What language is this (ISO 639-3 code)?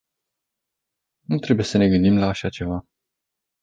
ron